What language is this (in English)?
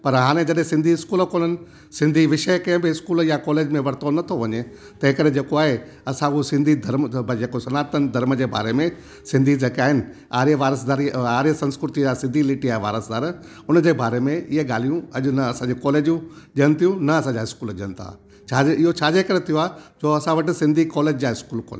Sindhi